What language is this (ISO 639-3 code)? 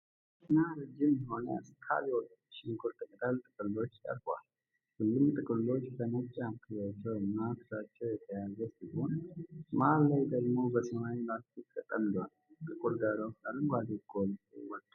amh